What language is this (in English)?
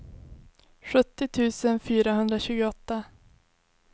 Swedish